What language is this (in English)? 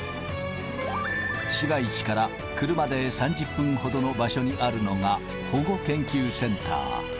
Japanese